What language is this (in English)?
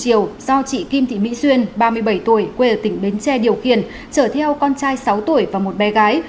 Vietnamese